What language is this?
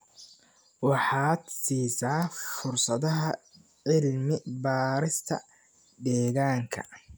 Somali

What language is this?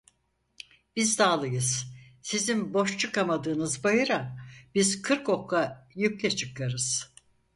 Turkish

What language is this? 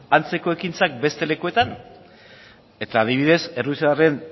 Basque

